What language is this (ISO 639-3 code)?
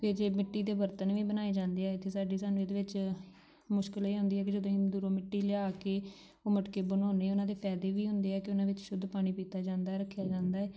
pan